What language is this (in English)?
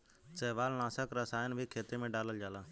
Bhojpuri